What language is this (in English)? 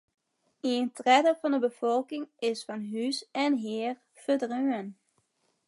Western Frisian